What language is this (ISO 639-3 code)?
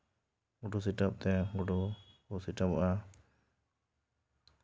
sat